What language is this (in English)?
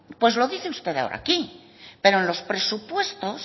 Spanish